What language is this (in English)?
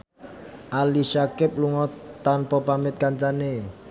Javanese